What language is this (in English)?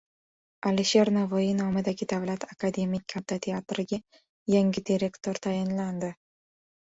Uzbek